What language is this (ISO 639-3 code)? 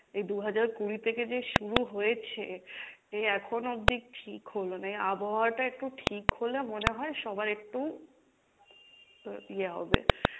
ben